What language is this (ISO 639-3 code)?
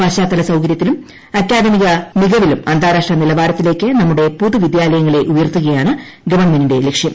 mal